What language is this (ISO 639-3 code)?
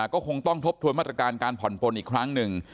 tha